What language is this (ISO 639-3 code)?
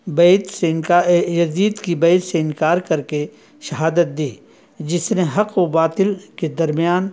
urd